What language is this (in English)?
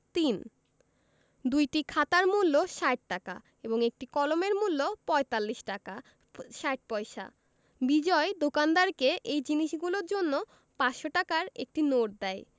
Bangla